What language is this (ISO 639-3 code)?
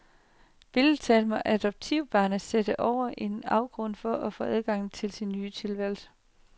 dan